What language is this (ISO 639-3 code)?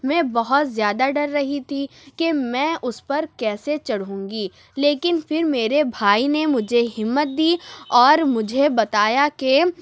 urd